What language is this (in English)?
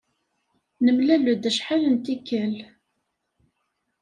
Kabyle